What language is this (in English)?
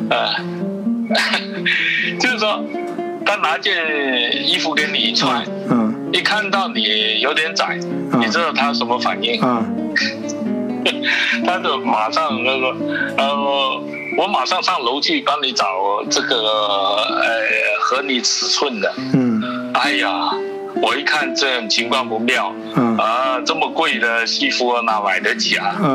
Chinese